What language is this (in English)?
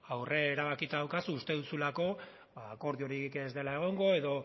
Basque